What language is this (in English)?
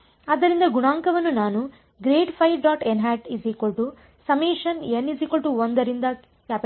Kannada